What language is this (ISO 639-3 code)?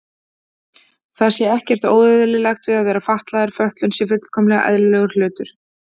isl